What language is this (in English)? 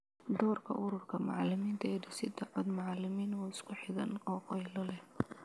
Somali